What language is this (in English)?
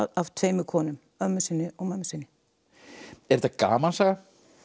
Icelandic